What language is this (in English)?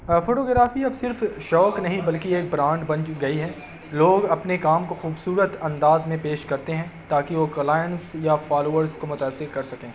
Urdu